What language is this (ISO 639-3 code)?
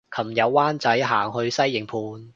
yue